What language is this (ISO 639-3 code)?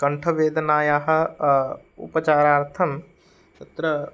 san